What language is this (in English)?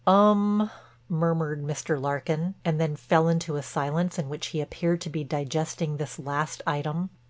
English